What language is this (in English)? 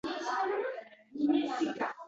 Uzbek